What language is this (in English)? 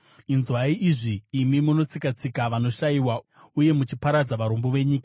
Shona